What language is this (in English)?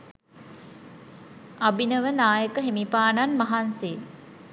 Sinhala